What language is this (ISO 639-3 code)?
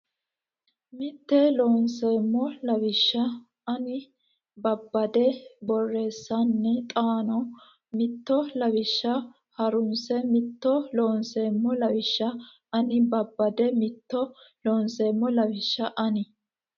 sid